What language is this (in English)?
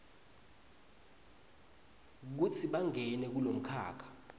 Swati